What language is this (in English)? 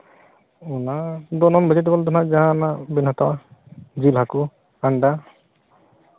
Santali